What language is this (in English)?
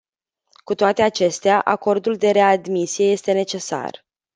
Romanian